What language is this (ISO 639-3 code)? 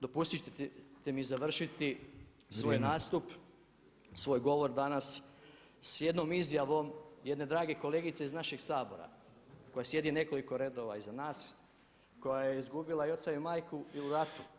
hrv